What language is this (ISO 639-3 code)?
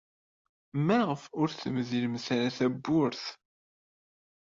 kab